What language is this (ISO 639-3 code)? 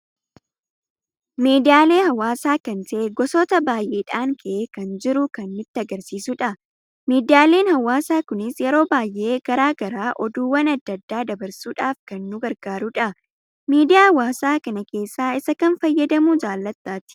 orm